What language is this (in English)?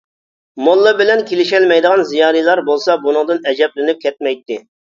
Uyghur